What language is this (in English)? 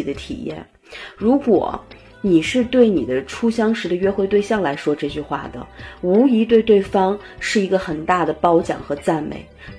Chinese